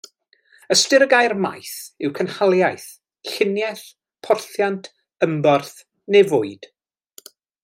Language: Welsh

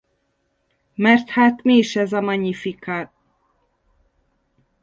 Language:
Hungarian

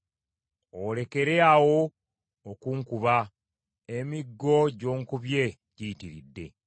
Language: Ganda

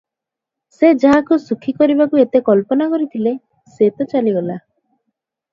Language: Odia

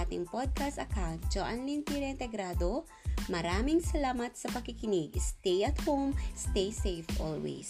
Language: Filipino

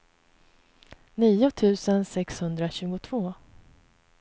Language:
Swedish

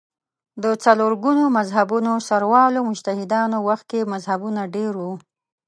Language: Pashto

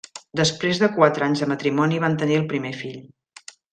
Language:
Catalan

